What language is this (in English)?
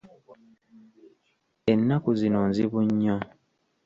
Ganda